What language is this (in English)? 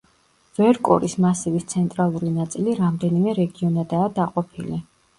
Georgian